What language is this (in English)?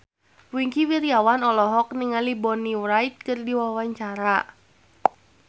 Sundanese